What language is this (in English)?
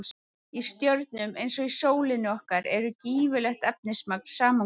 Icelandic